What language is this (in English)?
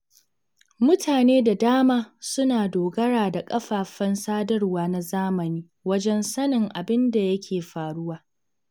Hausa